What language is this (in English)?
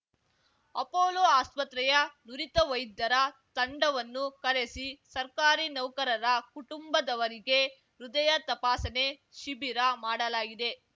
Kannada